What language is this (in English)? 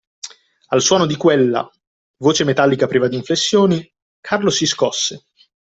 Italian